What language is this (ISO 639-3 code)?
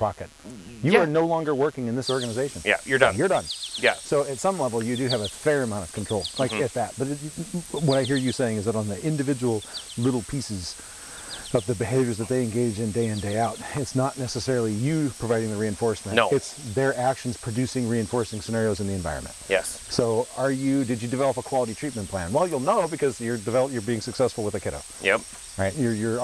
eng